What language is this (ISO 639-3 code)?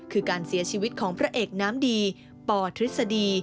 tha